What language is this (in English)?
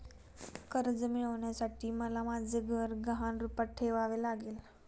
Marathi